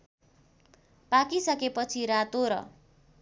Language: Nepali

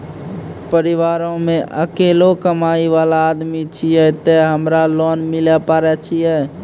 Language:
Maithili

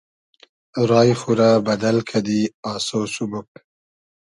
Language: Hazaragi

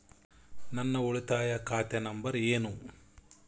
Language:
Kannada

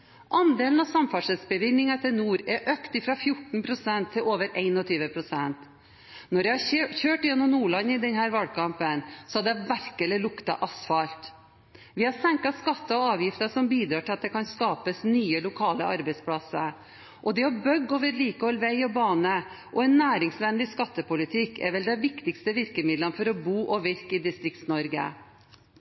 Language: Norwegian Bokmål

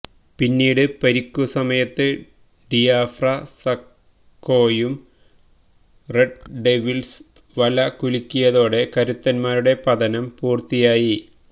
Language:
Malayalam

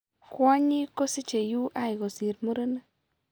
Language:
Kalenjin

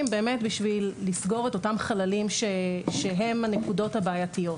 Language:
Hebrew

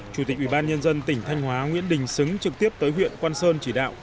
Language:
Vietnamese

